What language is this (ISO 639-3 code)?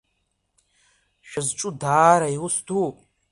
abk